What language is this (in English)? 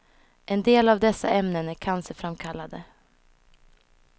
Swedish